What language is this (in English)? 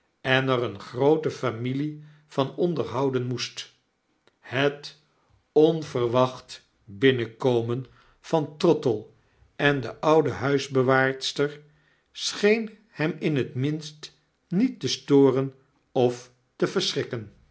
Dutch